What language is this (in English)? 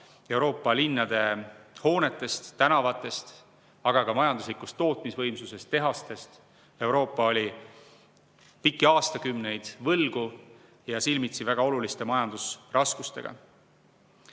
Estonian